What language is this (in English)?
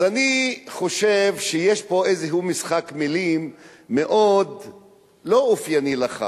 Hebrew